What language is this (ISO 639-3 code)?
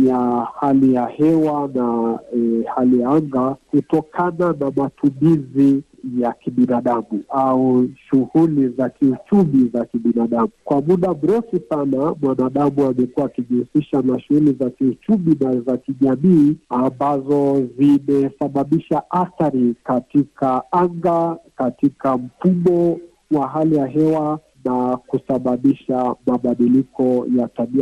swa